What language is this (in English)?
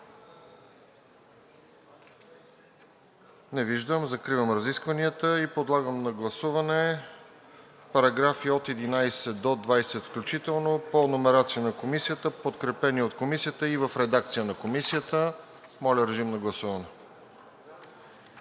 Bulgarian